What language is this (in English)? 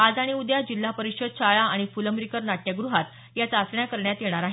Marathi